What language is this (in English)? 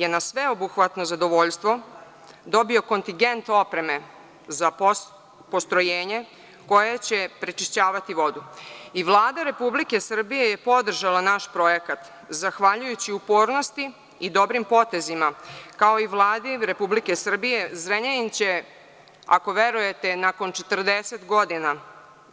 Serbian